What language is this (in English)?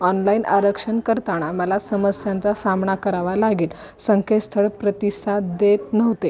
Marathi